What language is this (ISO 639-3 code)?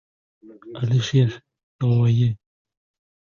uzb